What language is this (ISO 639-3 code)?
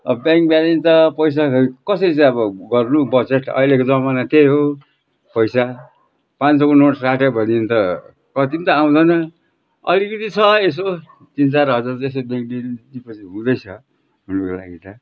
nep